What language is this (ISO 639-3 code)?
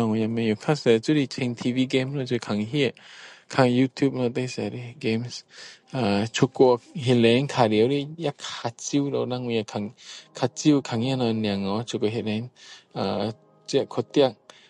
cdo